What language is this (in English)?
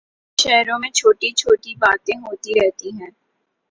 Urdu